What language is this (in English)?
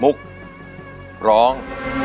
Thai